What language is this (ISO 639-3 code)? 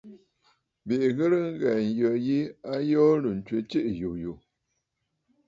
bfd